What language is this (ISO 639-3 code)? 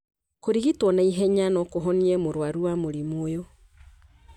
kik